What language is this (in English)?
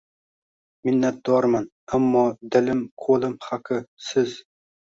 Uzbek